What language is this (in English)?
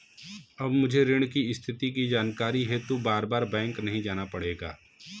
Hindi